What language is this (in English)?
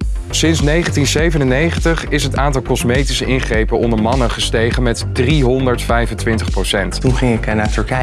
Dutch